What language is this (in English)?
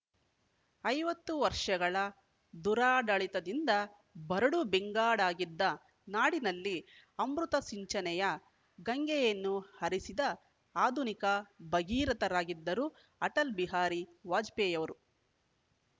Kannada